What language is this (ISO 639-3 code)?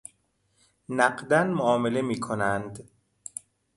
fas